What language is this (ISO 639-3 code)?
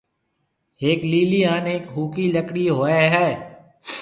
mve